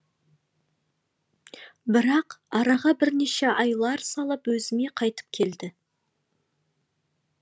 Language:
Kazakh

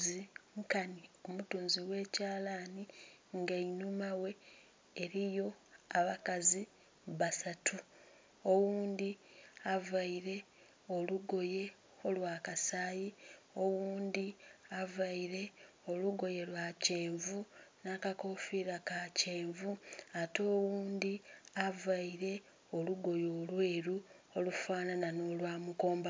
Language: Soga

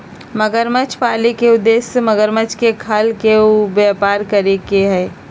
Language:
Magahi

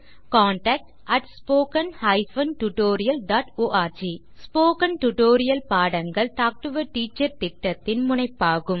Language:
Tamil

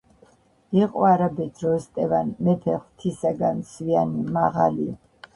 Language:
Georgian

